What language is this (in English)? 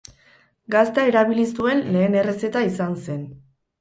Basque